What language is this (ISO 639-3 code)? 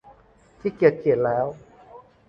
tha